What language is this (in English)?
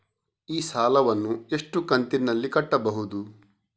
Kannada